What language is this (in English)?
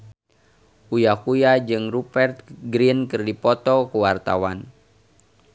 Sundanese